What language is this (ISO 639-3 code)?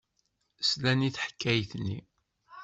kab